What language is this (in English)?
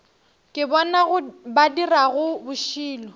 Northern Sotho